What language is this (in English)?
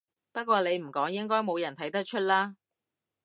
Cantonese